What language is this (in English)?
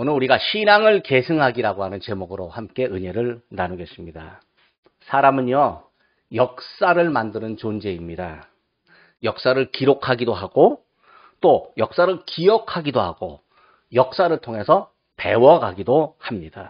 Korean